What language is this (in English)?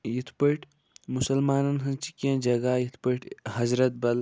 Kashmiri